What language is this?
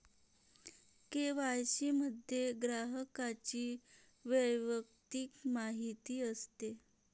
Marathi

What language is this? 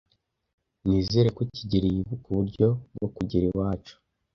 Kinyarwanda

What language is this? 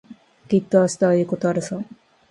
Japanese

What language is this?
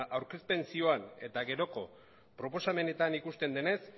Basque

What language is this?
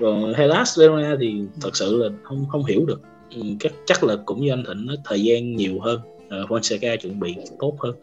Vietnamese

